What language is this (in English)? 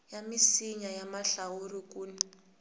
Tsonga